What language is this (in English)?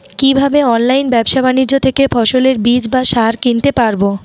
Bangla